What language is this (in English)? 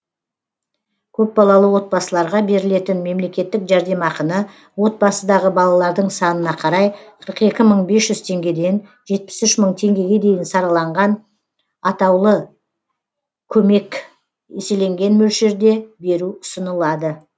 Kazakh